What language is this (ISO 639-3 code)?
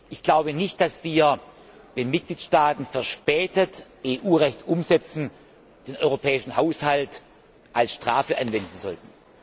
deu